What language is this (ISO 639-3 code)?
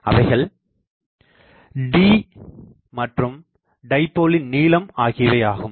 tam